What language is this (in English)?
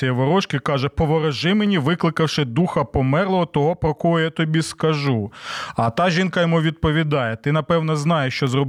Ukrainian